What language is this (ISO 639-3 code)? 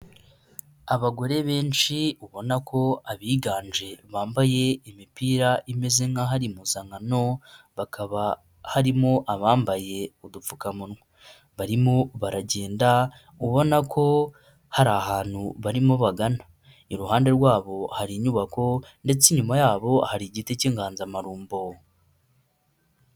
kin